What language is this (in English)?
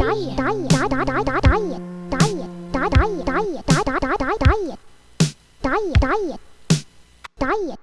Polish